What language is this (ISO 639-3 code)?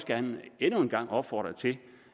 dan